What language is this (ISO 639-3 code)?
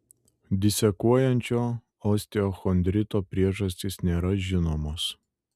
lit